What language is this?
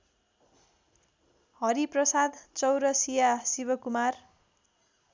Nepali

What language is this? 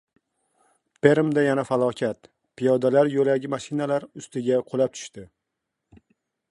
Uzbek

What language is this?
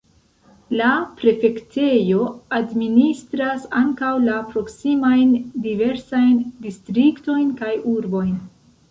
Esperanto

